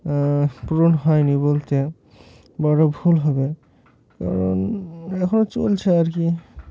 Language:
Bangla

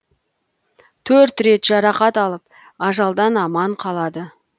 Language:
Kazakh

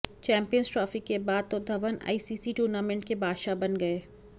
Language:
Hindi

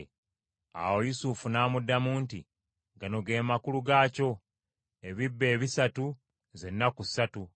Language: Ganda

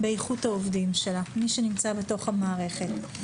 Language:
Hebrew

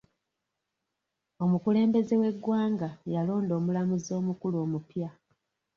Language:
Ganda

